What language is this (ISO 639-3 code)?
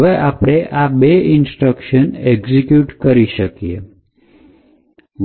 guj